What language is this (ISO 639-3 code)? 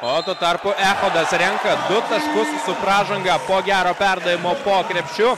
lit